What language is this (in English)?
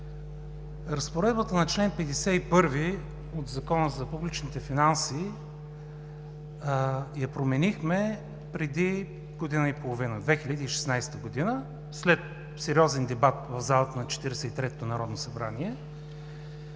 Bulgarian